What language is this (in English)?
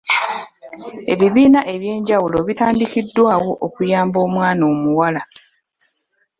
Ganda